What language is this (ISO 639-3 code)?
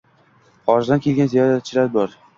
uzb